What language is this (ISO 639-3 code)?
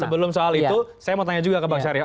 ind